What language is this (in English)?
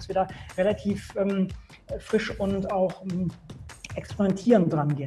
German